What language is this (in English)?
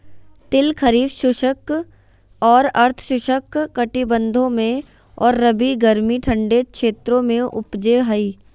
Magahi